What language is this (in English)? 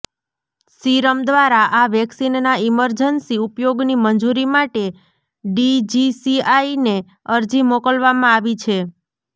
Gujarati